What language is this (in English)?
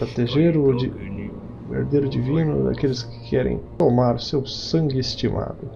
Portuguese